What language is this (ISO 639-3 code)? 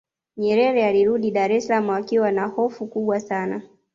swa